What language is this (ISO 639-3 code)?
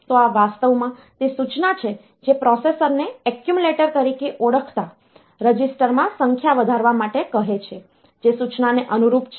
guj